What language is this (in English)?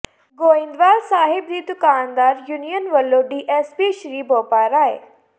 Punjabi